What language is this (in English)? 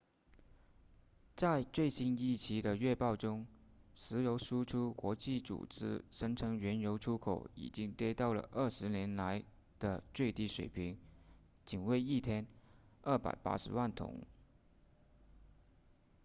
Chinese